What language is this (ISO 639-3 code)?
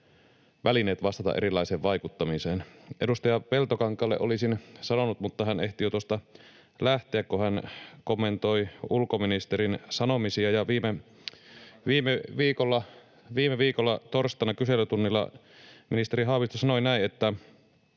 fin